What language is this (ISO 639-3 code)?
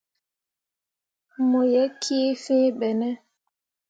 mua